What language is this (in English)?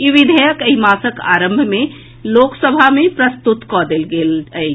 Maithili